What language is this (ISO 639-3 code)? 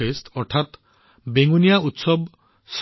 asm